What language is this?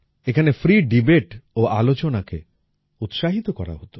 Bangla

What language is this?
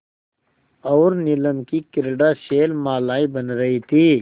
Hindi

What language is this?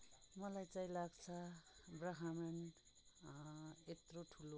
Nepali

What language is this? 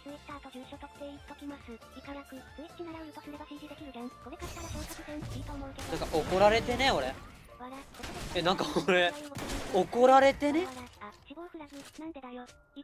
Japanese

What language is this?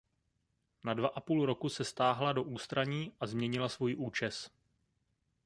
Czech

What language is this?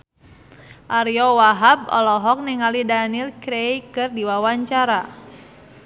Sundanese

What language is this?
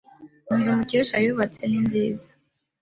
Kinyarwanda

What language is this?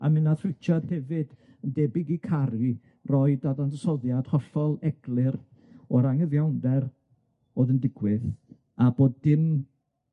Welsh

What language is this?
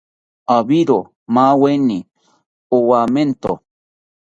South Ucayali Ashéninka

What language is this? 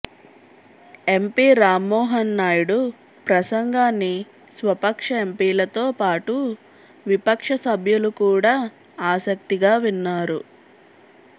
Telugu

